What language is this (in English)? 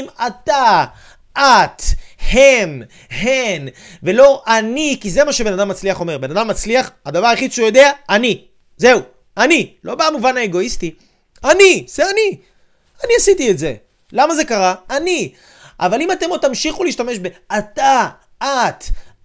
Hebrew